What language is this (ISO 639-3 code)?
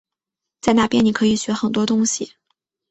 zho